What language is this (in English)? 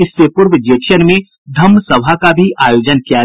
Hindi